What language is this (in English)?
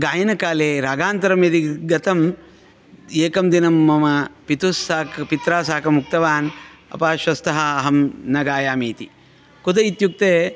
Sanskrit